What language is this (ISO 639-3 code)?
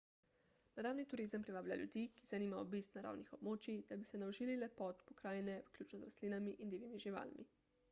slv